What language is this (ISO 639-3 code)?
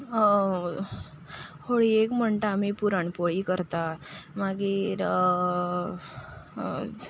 kok